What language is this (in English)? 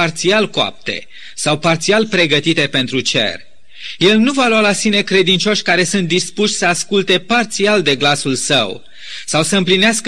Romanian